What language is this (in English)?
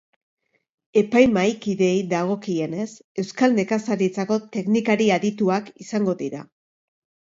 Basque